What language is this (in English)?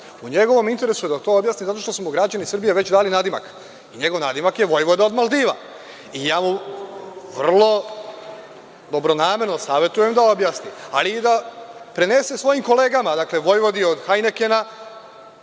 Serbian